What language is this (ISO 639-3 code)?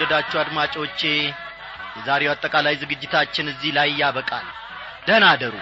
amh